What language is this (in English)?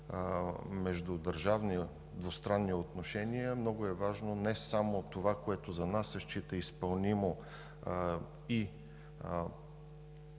Bulgarian